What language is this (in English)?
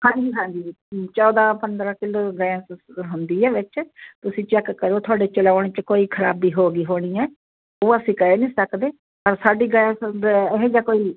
Punjabi